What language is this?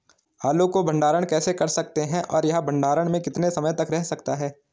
Hindi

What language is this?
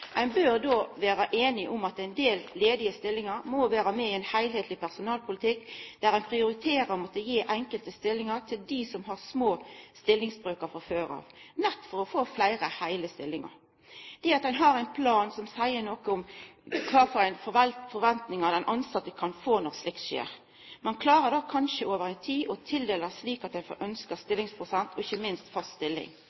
Norwegian Nynorsk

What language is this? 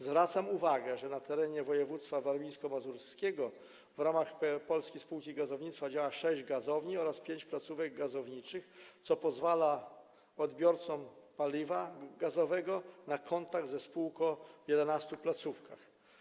Polish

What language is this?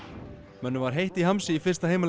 Icelandic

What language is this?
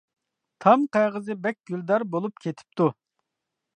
Uyghur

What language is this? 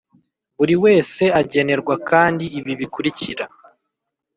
Kinyarwanda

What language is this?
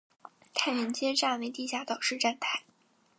Chinese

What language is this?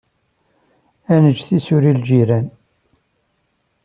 Kabyle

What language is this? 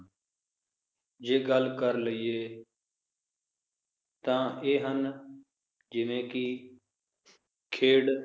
Punjabi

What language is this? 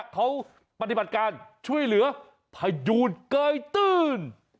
Thai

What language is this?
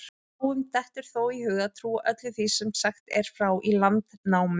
Icelandic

